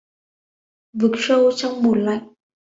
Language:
Vietnamese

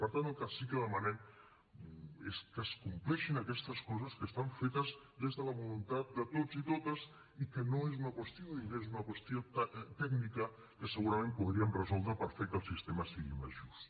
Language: Catalan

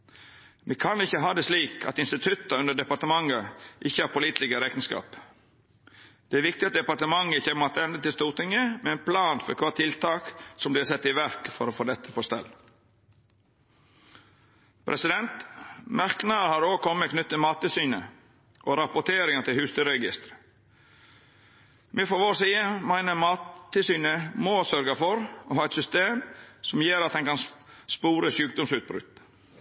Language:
Norwegian Nynorsk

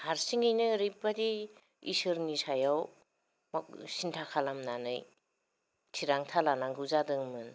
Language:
Bodo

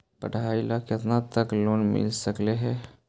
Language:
Magahi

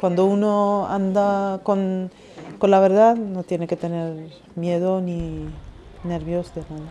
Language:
Spanish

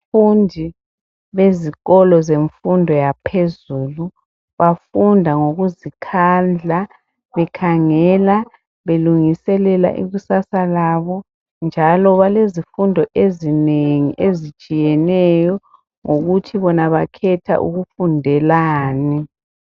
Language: North Ndebele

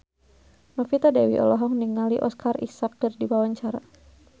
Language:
Sundanese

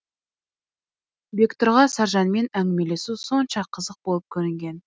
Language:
Kazakh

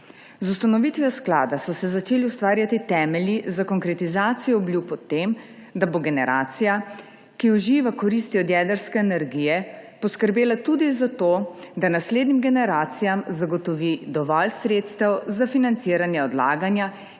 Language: Slovenian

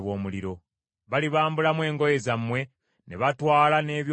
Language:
Ganda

